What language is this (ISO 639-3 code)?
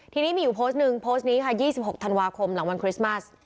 tha